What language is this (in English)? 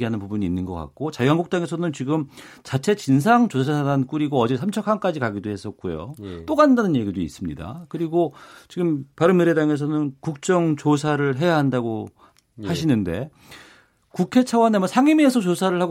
Korean